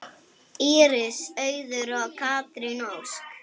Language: Icelandic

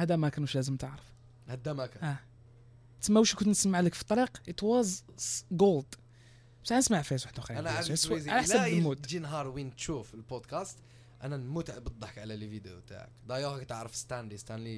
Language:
Arabic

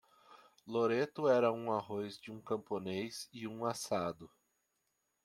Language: Portuguese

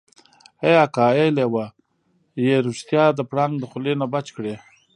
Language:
Pashto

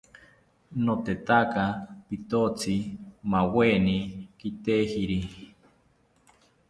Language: South Ucayali Ashéninka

